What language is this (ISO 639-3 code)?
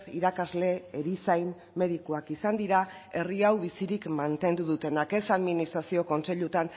eus